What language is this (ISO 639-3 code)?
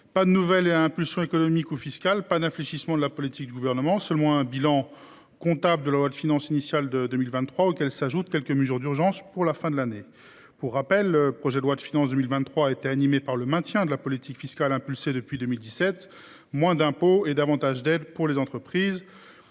fra